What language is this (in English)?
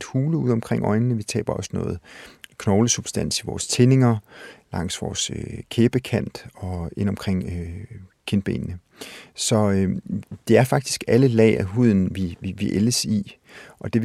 Danish